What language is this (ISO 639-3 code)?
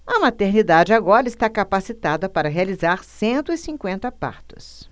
por